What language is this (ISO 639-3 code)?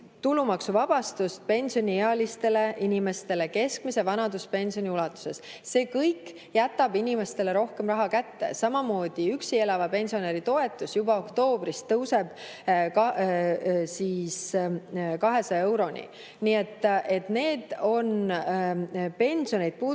est